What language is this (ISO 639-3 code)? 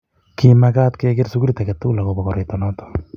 kln